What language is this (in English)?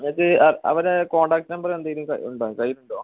Malayalam